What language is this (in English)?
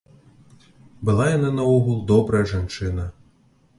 Belarusian